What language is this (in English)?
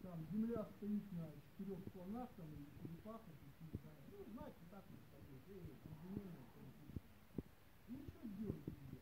Russian